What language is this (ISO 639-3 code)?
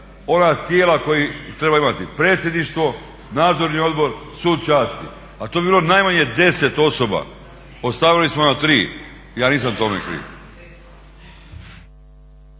hrv